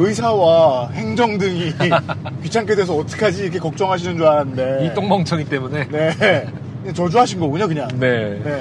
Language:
Korean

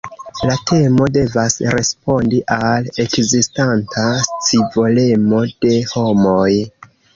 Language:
Esperanto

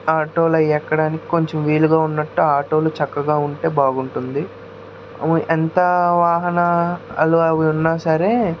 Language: Telugu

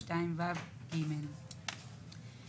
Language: Hebrew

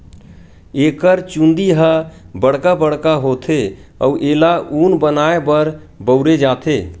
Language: Chhattisgarhi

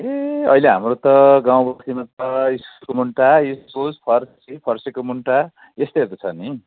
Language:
Nepali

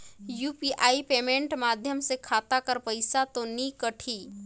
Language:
Chhattisgarhi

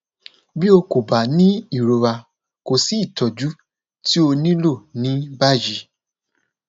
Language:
Yoruba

